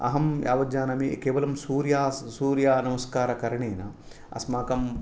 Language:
Sanskrit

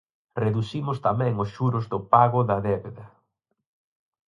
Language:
Galician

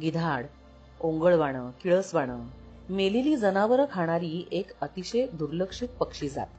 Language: Marathi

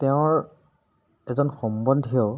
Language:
Assamese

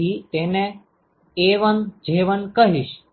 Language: Gujarati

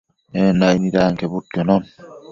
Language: Matsés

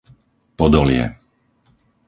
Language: Slovak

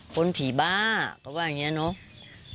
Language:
Thai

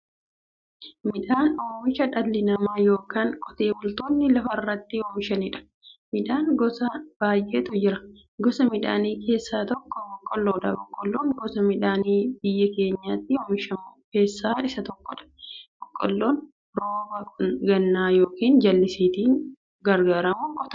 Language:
Oromo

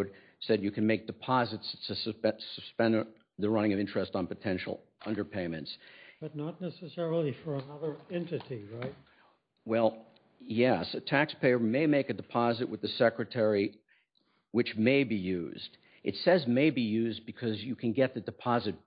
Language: English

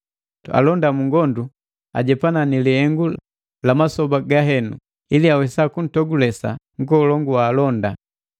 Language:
Matengo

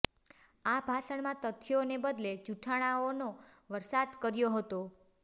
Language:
Gujarati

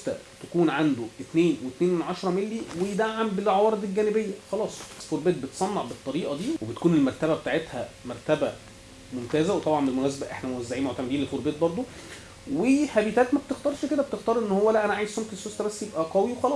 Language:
Arabic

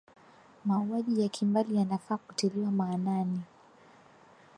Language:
Swahili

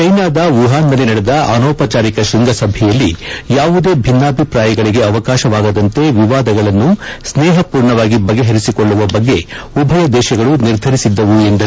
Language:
Kannada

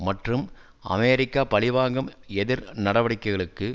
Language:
Tamil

